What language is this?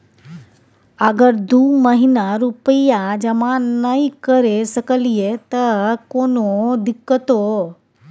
Maithili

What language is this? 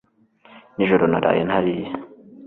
Kinyarwanda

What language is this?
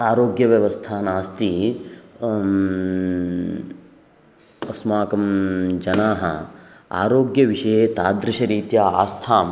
Sanskrit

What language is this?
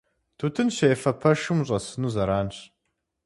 Kabardian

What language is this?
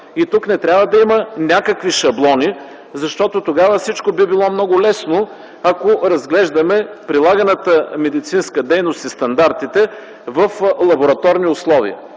Bulgarian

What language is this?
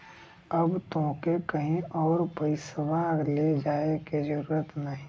Bhojpuri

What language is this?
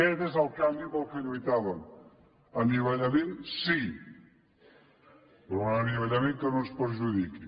Catalan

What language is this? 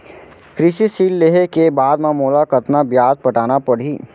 Chhattisgarhi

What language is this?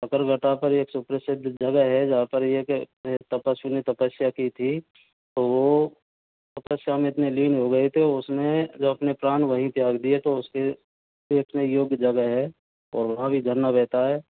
Hindi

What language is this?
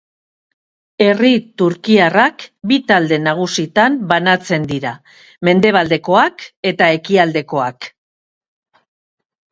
Basque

